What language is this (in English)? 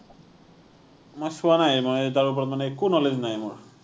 Assamese